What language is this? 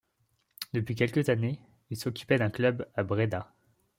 French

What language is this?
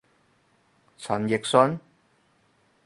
Cantonese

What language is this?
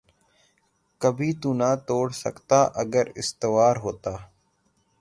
Urdu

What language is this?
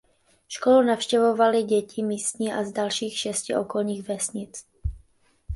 Czech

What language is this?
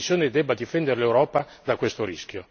Italian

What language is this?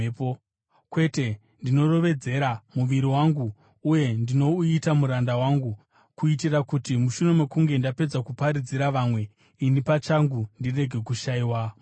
Shona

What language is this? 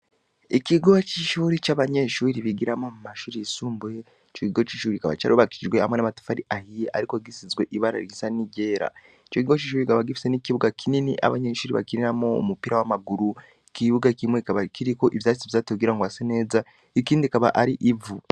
Rundi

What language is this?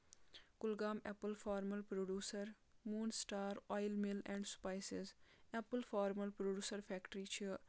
Kashmiri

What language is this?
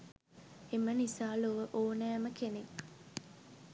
Sinhala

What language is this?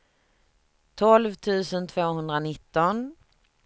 Swedish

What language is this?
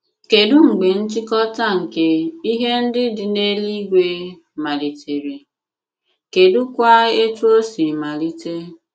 Igbo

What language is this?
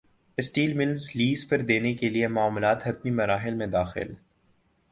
Urdu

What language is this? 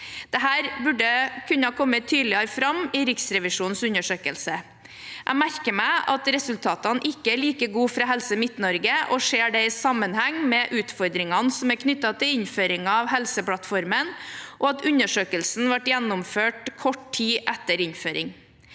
Norwegian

